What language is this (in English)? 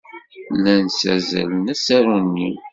Kabyle